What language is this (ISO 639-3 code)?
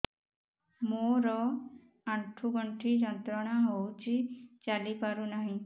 ori